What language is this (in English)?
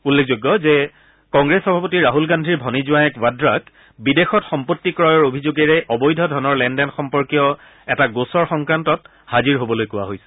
Assamese